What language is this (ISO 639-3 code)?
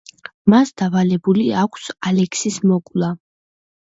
kat